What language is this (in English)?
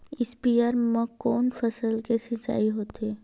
Chhattisgarhi